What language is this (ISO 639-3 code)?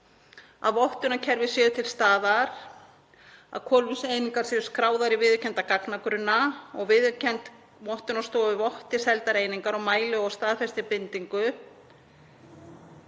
isl